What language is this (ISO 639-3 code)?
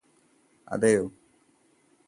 mal